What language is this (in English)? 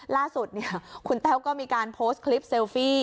Thai